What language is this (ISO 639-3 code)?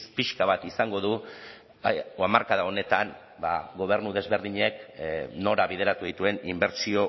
eus